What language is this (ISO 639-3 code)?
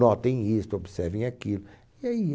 por